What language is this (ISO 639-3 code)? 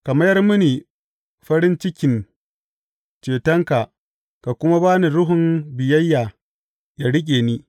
hau